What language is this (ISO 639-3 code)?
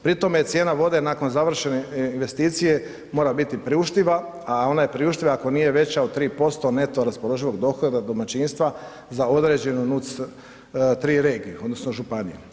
hrv